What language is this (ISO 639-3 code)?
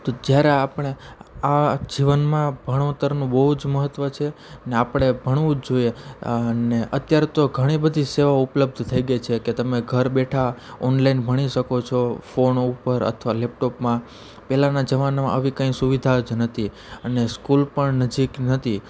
guj